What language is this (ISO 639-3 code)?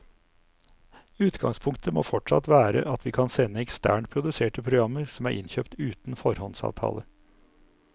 nor